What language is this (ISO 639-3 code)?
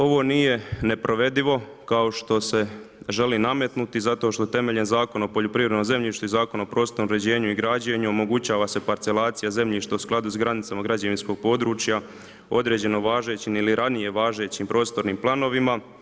hrv